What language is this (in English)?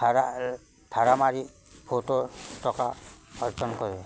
Assamese